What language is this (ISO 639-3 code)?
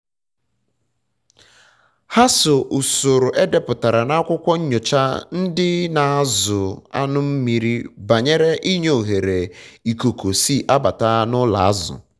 ibo